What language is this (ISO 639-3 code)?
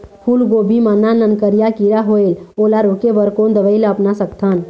hne